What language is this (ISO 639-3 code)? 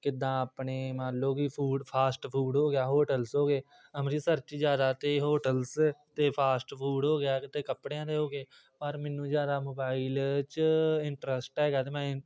pan